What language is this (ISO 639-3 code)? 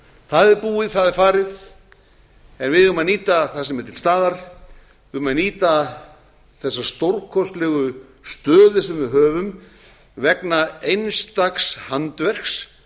isl